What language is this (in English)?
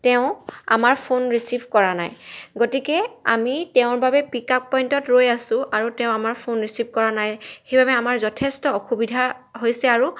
Assamese